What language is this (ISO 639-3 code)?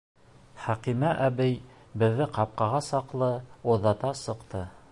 bak